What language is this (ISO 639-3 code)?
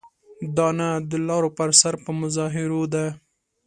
pus